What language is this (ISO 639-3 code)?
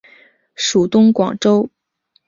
zho